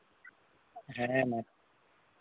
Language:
Santali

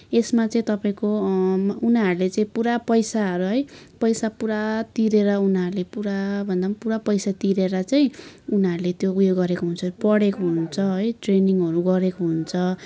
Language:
Nepali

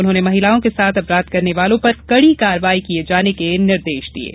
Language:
Hindi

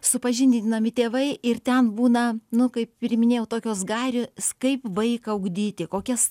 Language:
Lithuanian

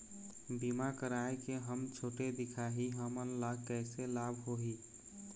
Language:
Chhattisgarhi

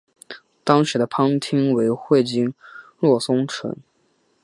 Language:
Chinese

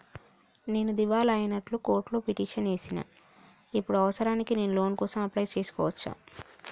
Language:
Telugu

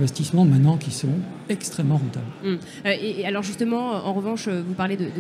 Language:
French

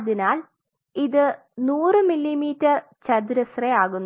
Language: Malayalam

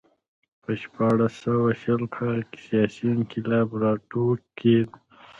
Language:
Pashto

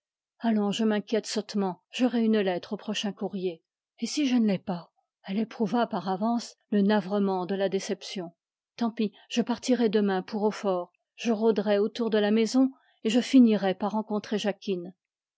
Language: French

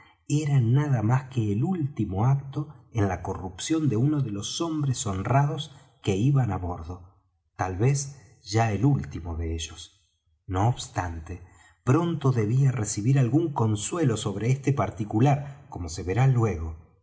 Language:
Spanish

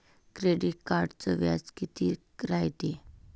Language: Marathi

